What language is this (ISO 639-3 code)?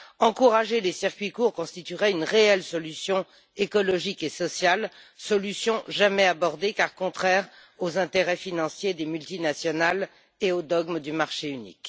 fra